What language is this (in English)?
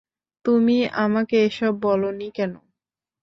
Bangla